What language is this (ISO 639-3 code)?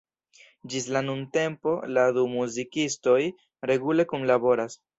epo